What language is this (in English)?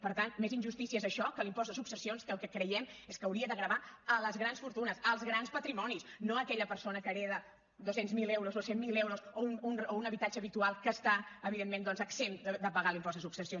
Catalan